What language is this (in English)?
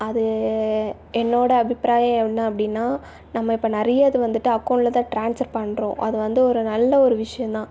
Tamil